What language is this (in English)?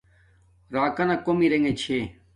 Domaaki